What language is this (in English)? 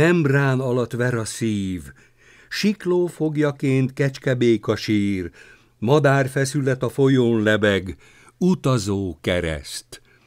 Hungarian